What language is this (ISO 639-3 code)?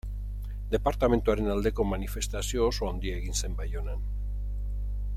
eus